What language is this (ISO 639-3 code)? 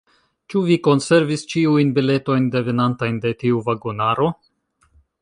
epo